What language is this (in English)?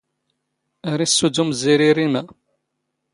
Standard Moroccan Tamazight